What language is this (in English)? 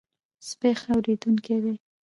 Pashto